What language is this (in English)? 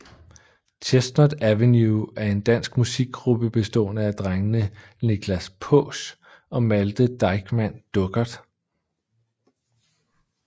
Danish